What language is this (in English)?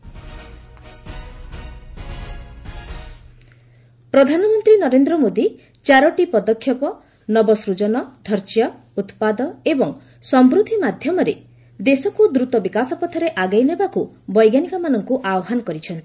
Odia